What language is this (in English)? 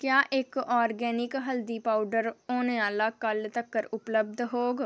Dogri